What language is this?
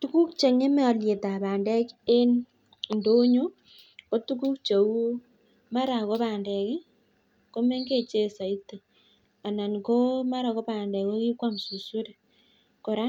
Kalenjin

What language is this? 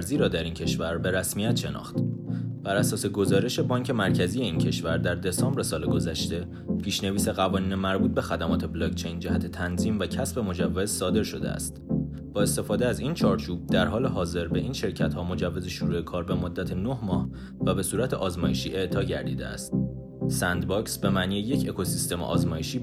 Persian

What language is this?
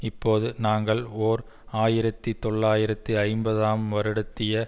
Tamil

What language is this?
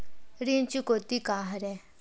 Chhattisgarhi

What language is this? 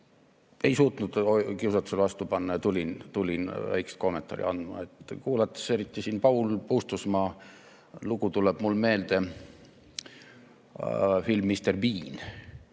Estonian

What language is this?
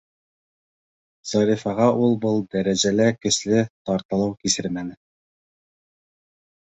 Bashkir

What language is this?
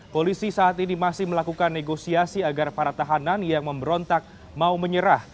Indonesian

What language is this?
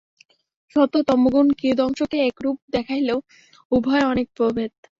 Bangla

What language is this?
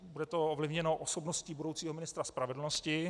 Czech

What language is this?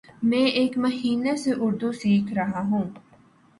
Urdu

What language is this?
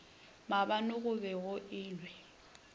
Northern Sotho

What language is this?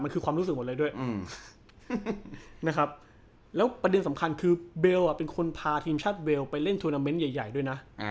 Thai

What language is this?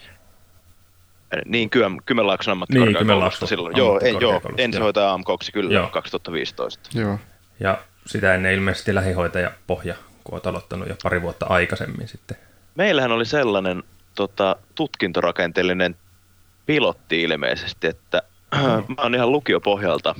Finnish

